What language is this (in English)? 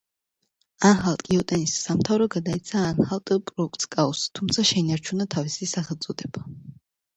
Georgian